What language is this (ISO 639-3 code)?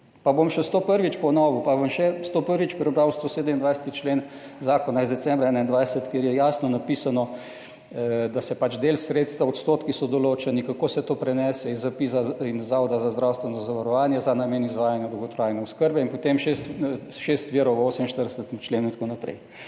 slv